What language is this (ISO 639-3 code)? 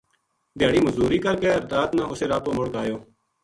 gju